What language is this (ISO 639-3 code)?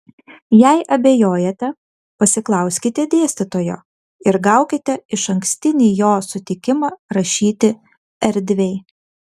lit